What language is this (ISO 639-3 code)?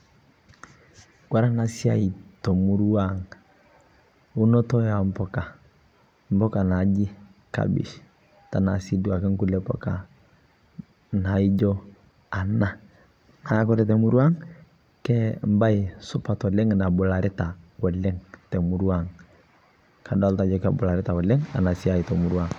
mas